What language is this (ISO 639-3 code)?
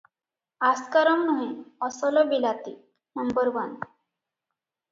ori